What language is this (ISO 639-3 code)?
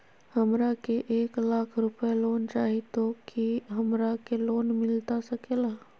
mag